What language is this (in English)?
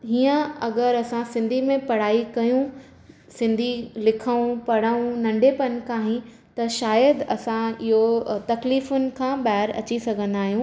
Sindhi